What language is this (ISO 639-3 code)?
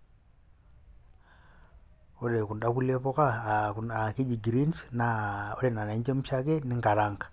mas